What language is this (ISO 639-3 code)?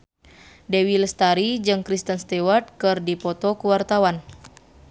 sun